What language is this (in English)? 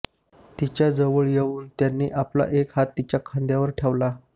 Marathi